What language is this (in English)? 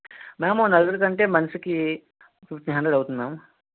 Telugu